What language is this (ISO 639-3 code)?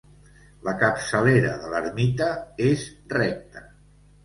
cat